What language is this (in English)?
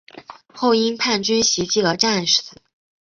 Chinese